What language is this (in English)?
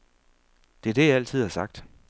Danish